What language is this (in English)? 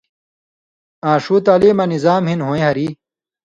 Indus Kohistani